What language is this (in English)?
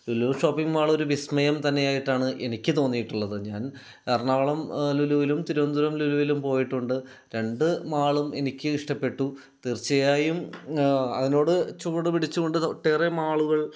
Malayalam